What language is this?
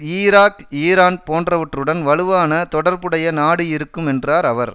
Tamil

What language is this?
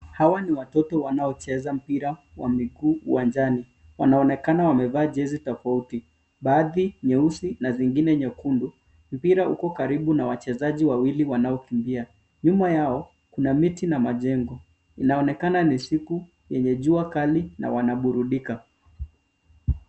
Swahili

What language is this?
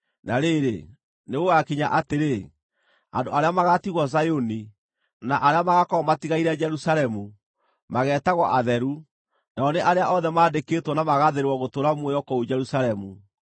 Kikuyu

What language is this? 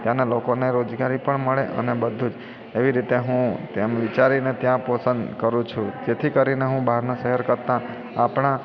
Gujarati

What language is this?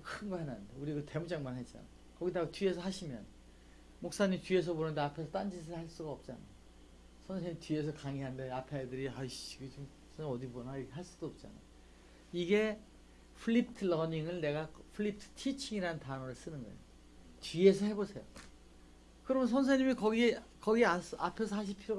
Korean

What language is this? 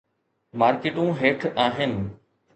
Sindhi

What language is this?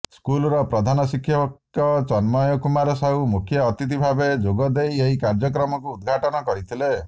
Odia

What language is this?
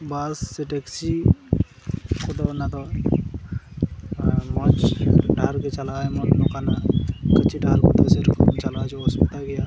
Santali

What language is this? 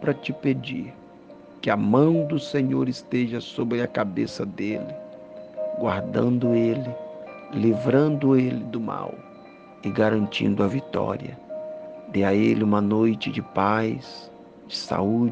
Portuguese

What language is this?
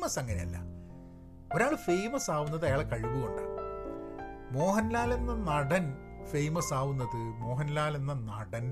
Malayalam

